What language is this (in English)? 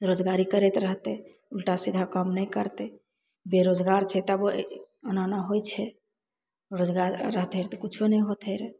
Maithili